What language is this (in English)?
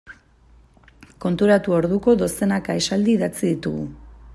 Basque